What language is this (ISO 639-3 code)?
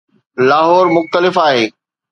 snd